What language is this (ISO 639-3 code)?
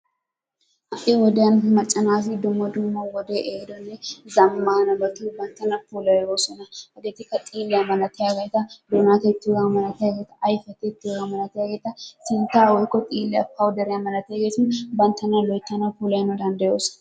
wal